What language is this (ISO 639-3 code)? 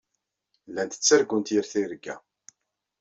kab